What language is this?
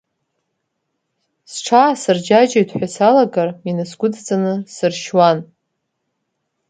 Abkhazian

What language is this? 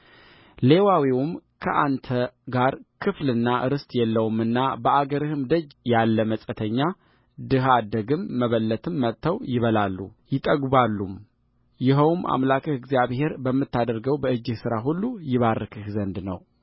Amharic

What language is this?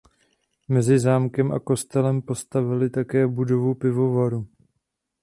Czech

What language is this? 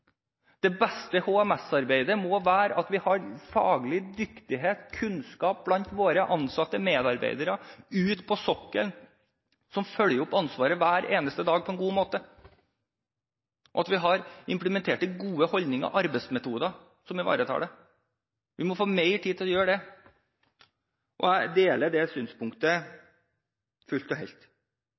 Norwegian Bokmål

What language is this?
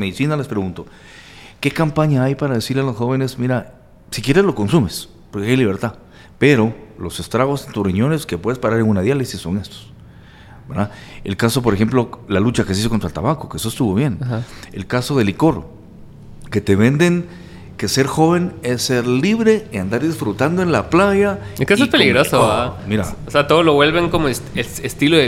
Spanish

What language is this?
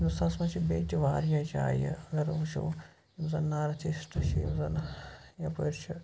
Kashmiri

